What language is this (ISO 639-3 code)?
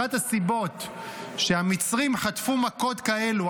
heb